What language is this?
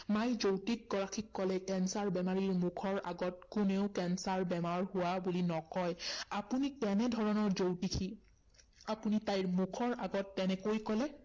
Assamese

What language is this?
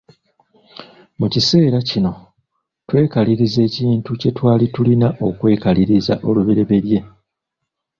Ganda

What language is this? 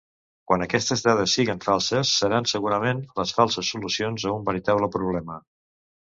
Catalan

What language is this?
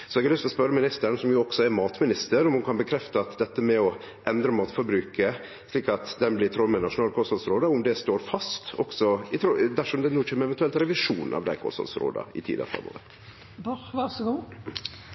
Norwegian Nynorsk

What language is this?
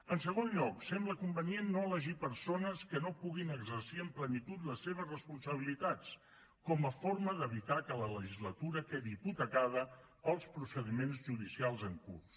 Catalan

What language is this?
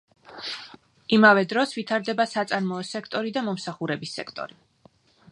Georgian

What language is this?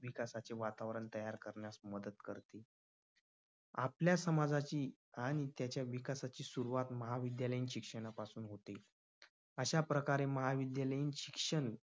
Marathi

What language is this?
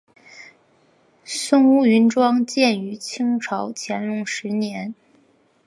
Chinese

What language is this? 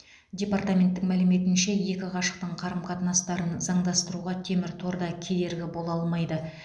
Kazakh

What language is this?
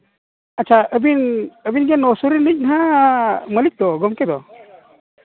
Santali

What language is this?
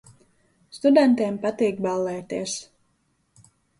Latvian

